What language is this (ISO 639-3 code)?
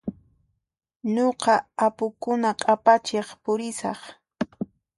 qxp